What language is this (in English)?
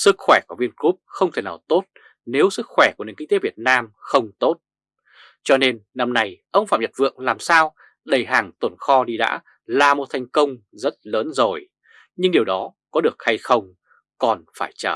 Vietnamese